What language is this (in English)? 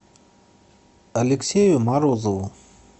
Russian